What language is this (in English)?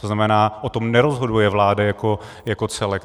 Czech